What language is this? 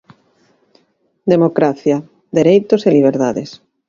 Galician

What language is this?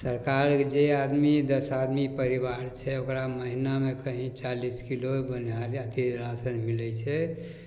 Maithili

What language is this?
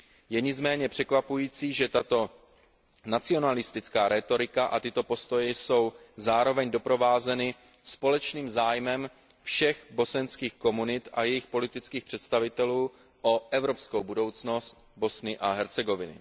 Czech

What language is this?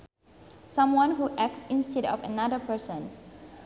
Sundanese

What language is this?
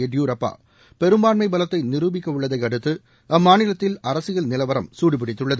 Tamil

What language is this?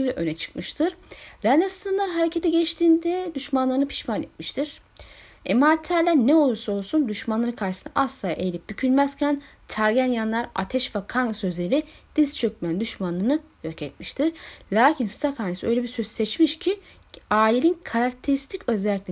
Turkish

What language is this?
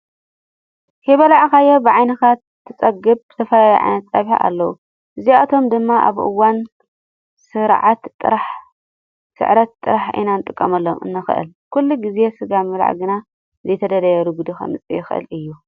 Tigrinya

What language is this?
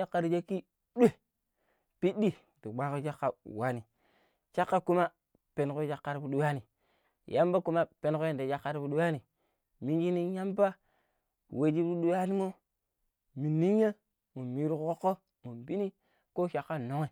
Pero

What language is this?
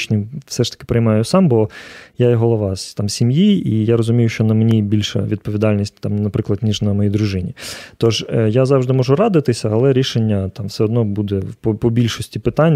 Ukrainian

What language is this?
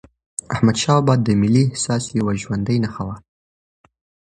Pashto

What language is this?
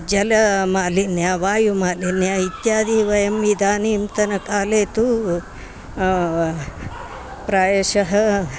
Sanskrit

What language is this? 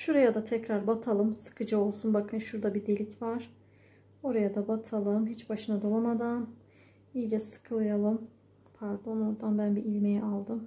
Turkish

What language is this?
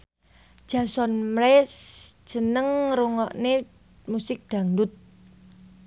Javanese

